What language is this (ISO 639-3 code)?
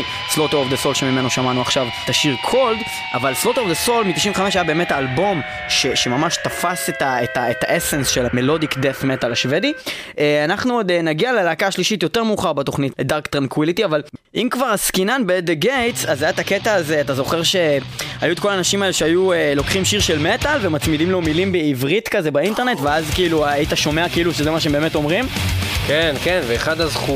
heb